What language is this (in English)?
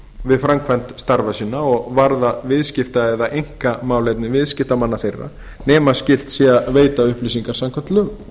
Icelandic